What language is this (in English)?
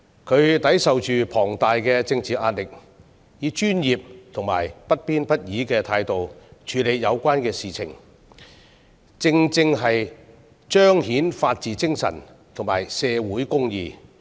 Cantonese